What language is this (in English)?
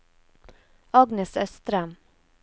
Norwegian